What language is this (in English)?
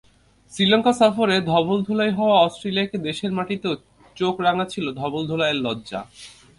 Bangla